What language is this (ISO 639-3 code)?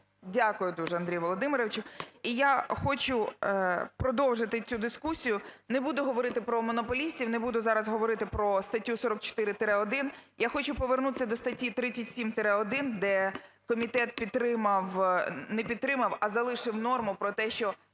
ukr